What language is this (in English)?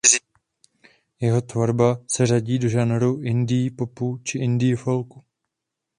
Czech